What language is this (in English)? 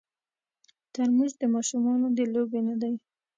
Pashto